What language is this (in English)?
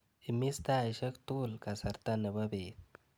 Kalenjin